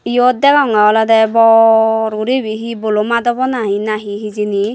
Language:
Chakma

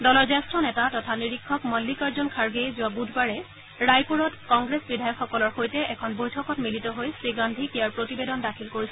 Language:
Assamese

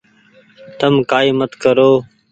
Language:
Goaria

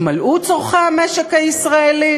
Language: Hebrew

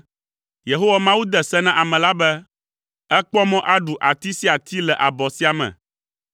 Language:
Ewe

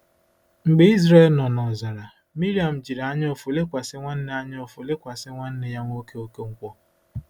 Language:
Igbo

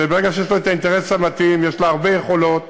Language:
Hebrew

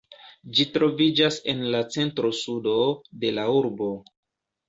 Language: Esperanto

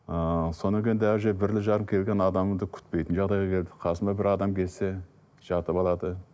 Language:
Kazakh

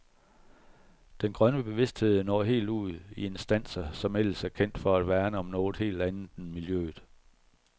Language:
Danish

